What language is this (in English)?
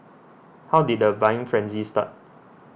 English